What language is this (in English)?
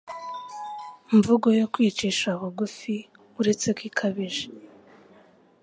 Kinyarwanda